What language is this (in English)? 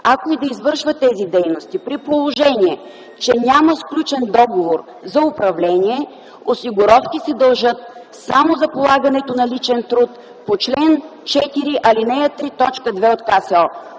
Bulgarian